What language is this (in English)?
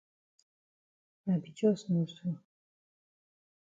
Cameroon Pidgin